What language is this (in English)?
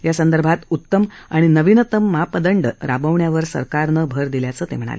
Marathi